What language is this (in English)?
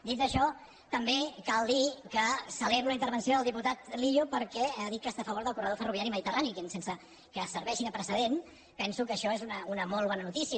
Catalan